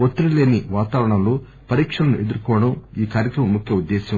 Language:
Telugu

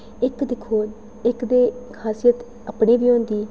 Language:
Dogri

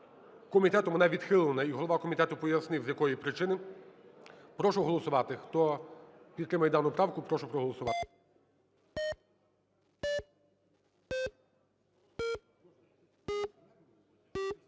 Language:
Ukrainian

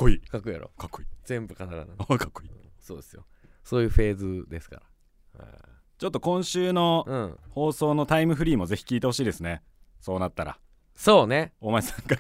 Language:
Japanese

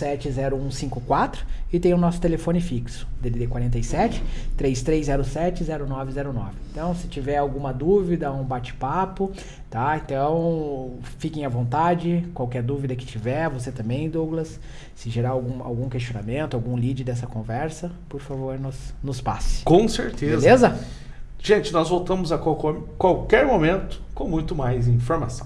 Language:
Portuguese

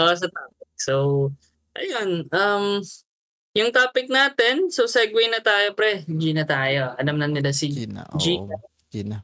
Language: Filipino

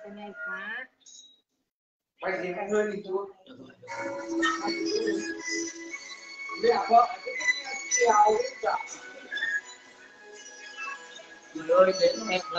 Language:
Vietnamese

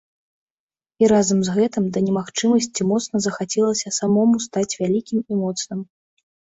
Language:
Belarusian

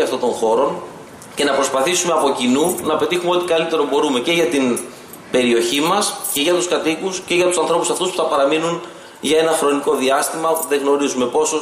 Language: Greek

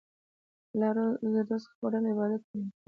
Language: Pashto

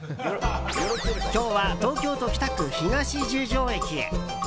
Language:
Japanese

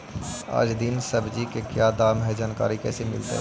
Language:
Magahi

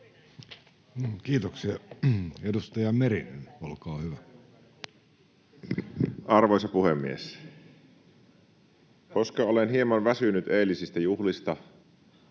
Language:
Finnish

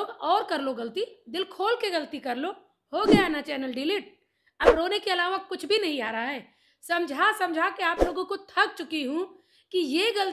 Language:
Hindi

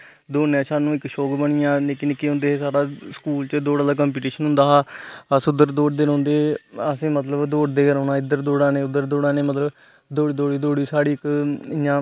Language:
Dogri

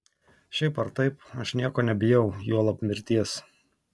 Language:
Lithuanian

